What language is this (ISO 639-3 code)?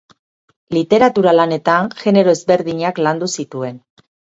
eus